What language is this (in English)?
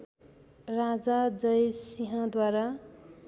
Nepali